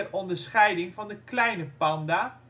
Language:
Dutch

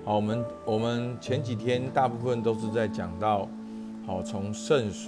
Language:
Chinese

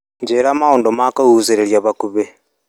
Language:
Kikuyu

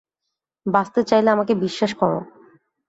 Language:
Bangla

